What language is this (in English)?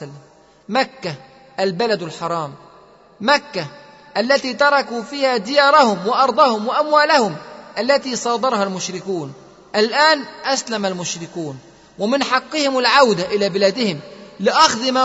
Arabic